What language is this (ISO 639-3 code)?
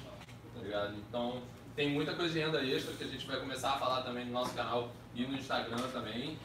por